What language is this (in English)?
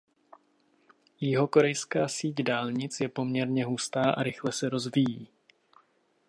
Czech